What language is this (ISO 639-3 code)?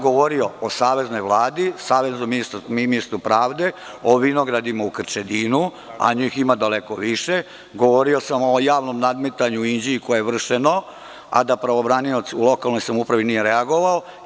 srp